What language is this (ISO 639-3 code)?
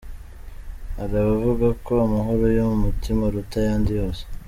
kin